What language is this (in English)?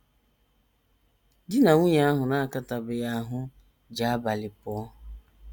Igbo